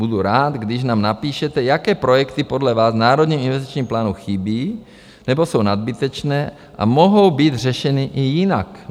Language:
Czech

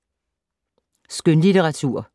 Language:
Danish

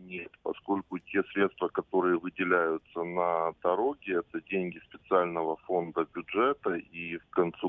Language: Russian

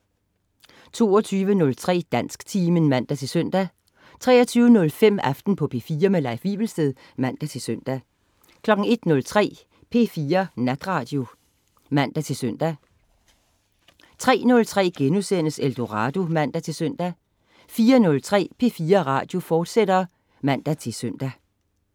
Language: Danish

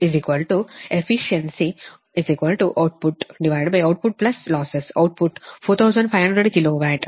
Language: Kannada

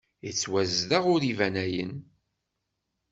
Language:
Kabyle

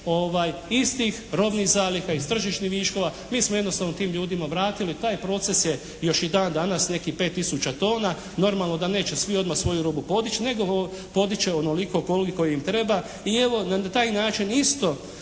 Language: Croatian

